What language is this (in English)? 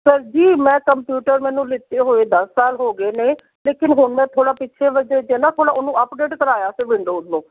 Punjabi